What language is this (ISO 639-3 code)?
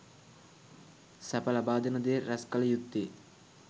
sin